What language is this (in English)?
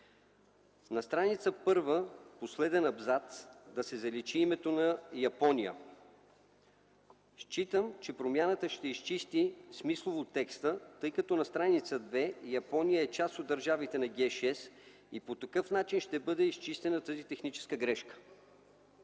Bulgarian